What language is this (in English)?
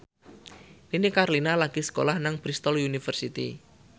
Javanese